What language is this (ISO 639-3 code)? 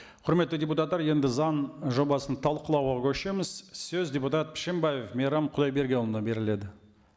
kaz